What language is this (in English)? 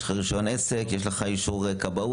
Hebrew